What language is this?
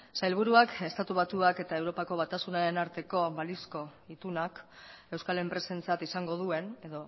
Basque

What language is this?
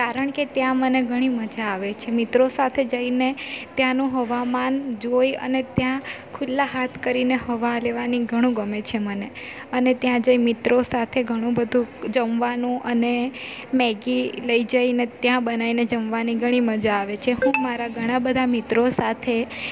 Gujarati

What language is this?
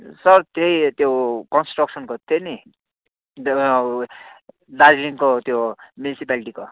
Nepali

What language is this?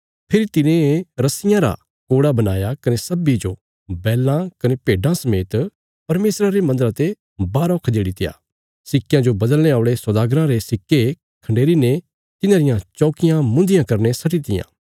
Bilaspuri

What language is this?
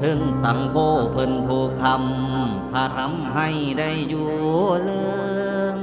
Thai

